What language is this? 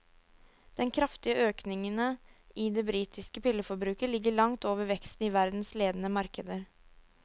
Norwegian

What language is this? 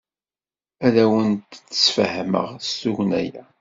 Kabyle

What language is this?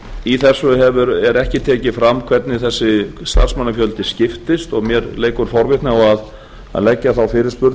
Icelandic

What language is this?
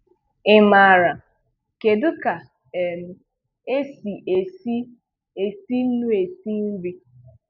Igbo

